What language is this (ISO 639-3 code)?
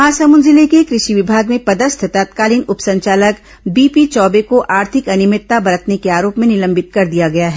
hin